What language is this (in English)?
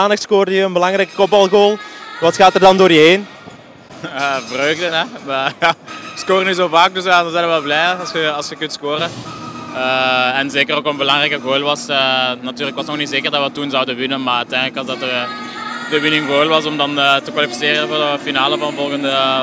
Dutch